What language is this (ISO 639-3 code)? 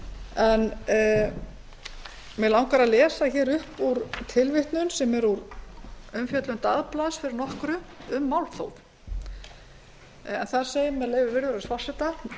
isl